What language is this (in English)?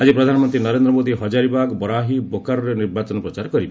Odia